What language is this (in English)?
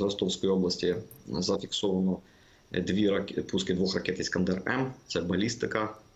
Ukrainian